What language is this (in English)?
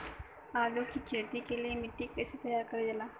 Bhojpuri